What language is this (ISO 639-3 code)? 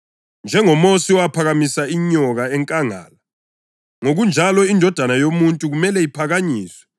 nde